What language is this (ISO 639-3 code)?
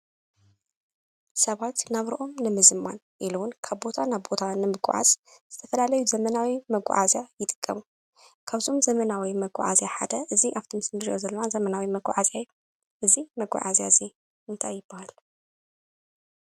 tir